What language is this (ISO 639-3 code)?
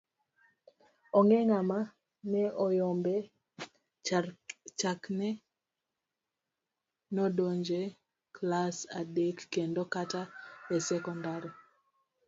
luo